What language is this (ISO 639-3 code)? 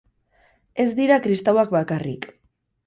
eus